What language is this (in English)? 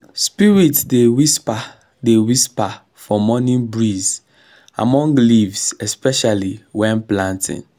Nigerian Pidgin